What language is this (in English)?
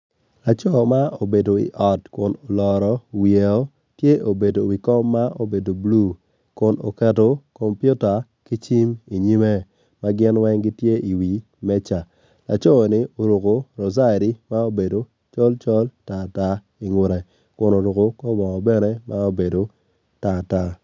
Acoli